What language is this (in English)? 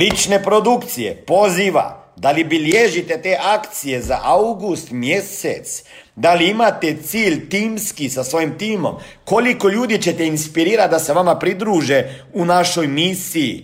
Croatian